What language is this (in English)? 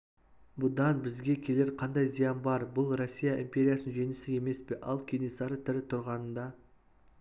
Kazakh